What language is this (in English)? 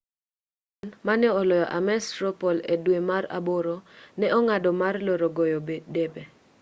Luo (Kenya and Tanzania)